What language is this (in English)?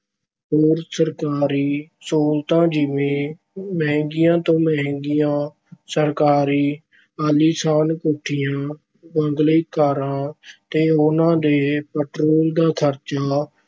Punjabi